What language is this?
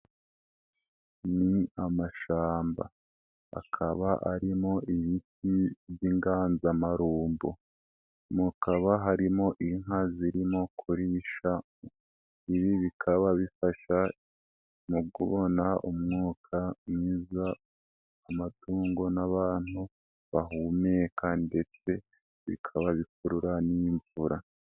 Kinyarwanda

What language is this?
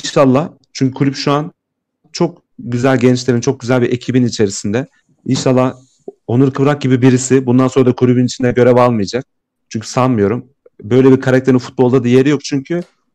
Turkish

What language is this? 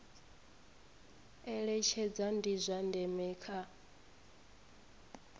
Venda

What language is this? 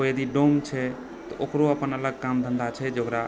Maithili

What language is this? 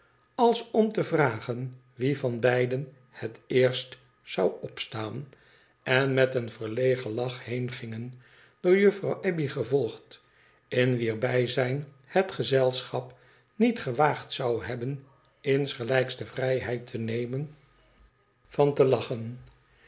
Dutch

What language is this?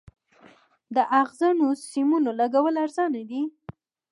Pashto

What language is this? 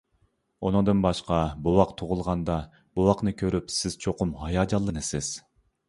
Uyghur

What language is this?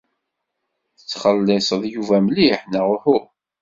Kabyle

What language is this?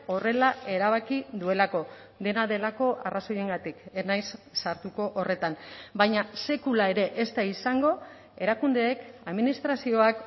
Basque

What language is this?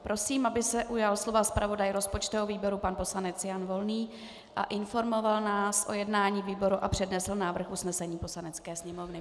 Czech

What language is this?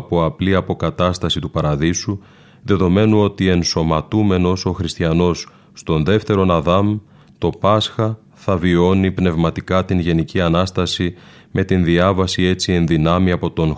Greek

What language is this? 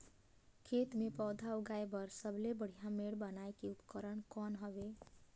Chhattisgarhi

